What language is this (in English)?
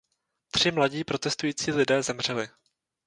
Czech